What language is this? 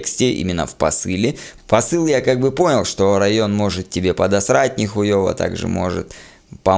Russian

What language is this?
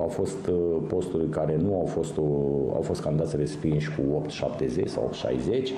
Romanian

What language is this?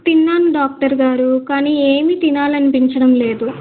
Telugu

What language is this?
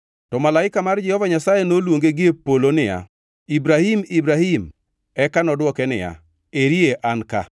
Luo (Kenya and Tanzania)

